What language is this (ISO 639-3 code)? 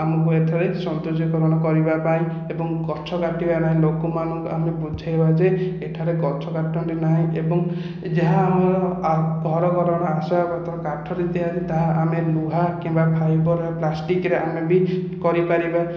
ori